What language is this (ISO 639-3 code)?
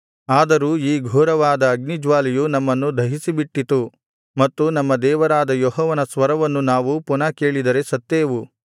kan